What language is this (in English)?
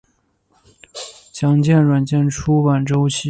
Chinese